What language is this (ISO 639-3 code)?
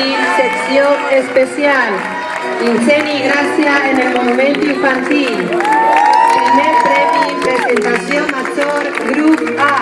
spa